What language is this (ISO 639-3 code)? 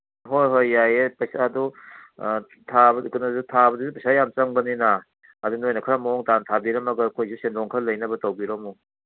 mni